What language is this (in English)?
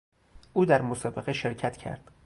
Persian